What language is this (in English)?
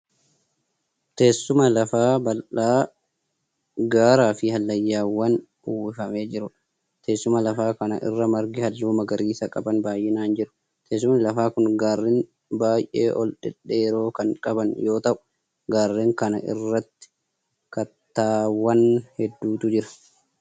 Oromo